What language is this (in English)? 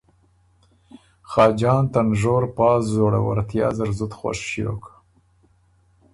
Ormuri